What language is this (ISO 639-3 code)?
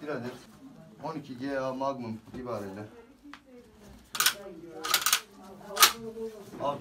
tur